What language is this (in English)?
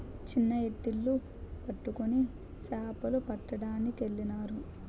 Telugu